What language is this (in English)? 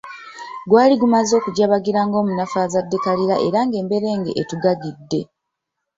Ganda